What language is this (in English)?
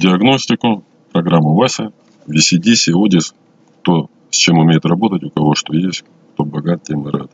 Russian